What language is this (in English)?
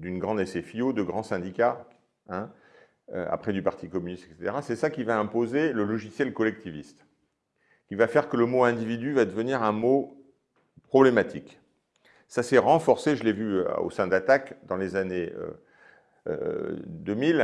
French